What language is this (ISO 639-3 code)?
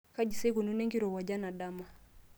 mas